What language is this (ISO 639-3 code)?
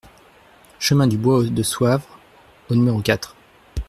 fra